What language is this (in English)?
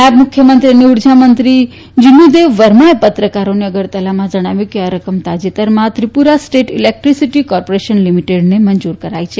Gujarati